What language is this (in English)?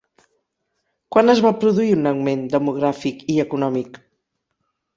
Catalan